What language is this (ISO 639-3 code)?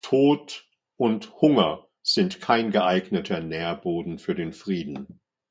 deu